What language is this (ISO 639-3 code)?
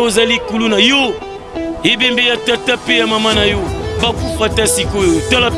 fra